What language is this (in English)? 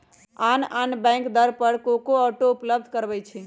Magahi